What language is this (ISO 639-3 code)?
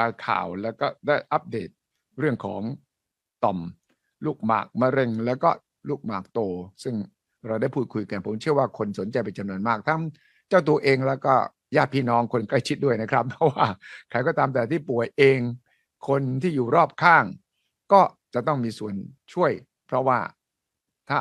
tha